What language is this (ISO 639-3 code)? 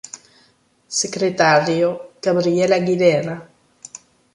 fra